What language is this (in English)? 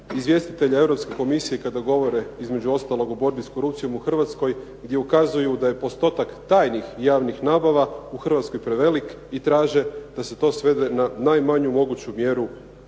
Croatian